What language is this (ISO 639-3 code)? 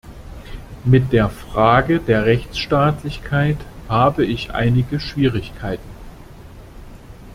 deu